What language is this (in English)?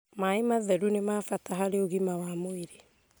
Kikuyu